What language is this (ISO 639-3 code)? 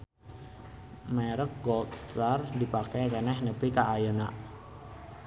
sun